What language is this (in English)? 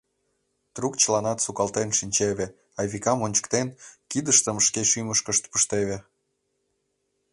Mari